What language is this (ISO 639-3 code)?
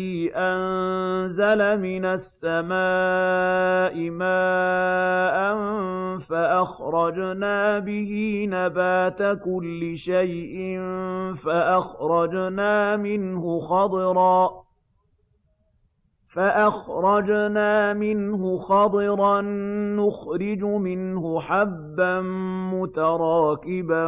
ara